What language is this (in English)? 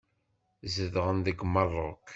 Kabyle